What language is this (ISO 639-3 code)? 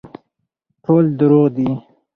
pus